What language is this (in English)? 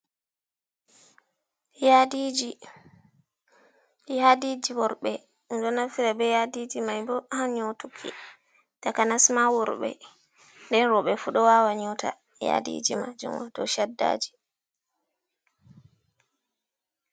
Fula